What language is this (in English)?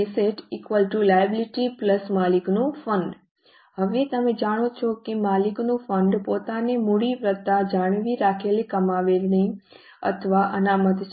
Gujarati